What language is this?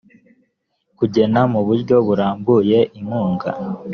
Kinyarwanda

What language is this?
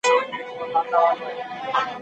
Pashto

